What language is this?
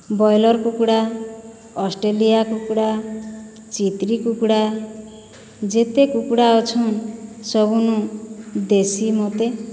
Odia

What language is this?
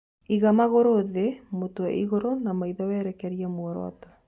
Kikuyu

